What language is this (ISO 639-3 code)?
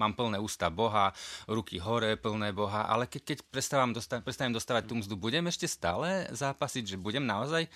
slk